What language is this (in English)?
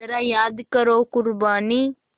Hindi